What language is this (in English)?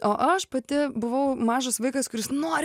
Lithuanian